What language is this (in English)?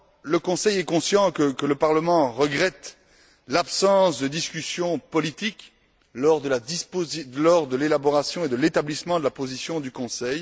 French